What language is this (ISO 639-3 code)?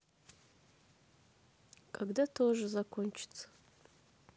rus